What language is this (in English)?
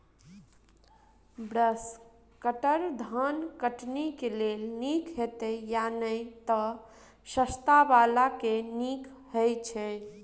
Maithili